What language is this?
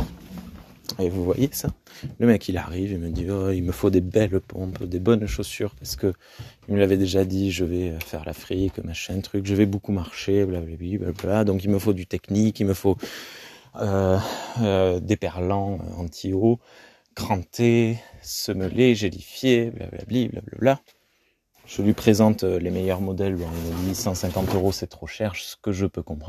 French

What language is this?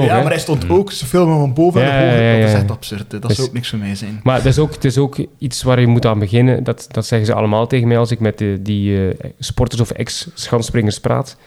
Dutch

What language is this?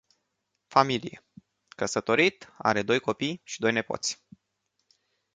Romanian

